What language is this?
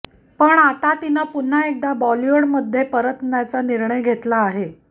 Marathi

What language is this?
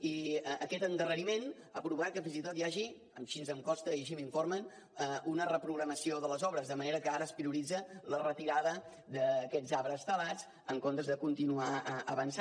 Catalan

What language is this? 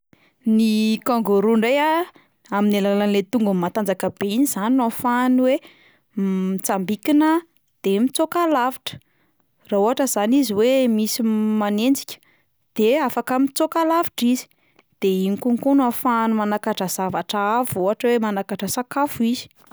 Malagasy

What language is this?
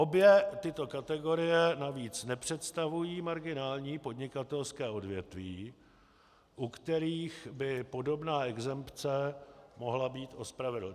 Czech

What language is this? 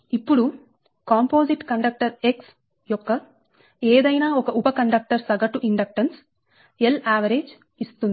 Telugu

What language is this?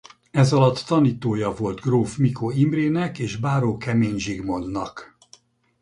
Hungarian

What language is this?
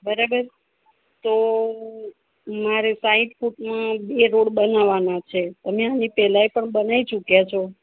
Gujarati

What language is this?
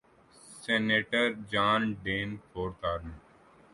Urdu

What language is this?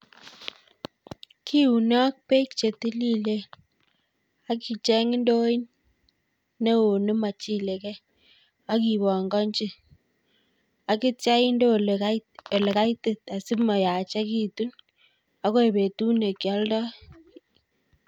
Kalenjin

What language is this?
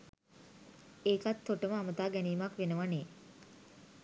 Sinhala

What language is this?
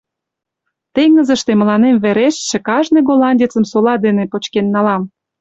Mari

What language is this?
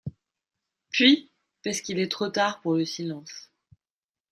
French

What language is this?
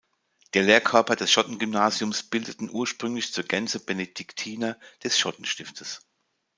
German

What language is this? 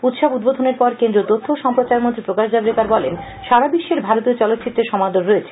Bangla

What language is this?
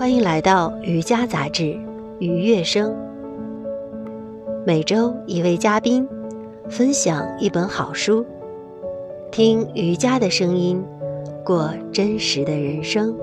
Chinese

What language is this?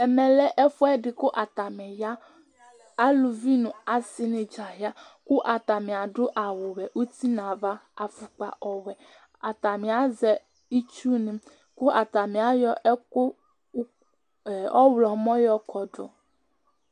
Ikposo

